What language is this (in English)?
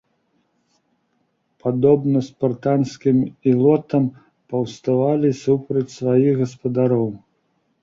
Belarusian